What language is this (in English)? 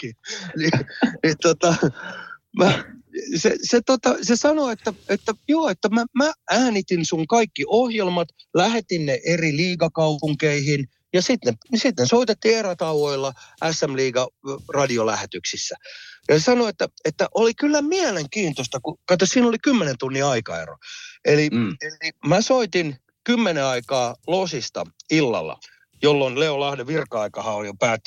Finnish